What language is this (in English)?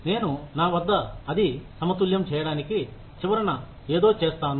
Telugu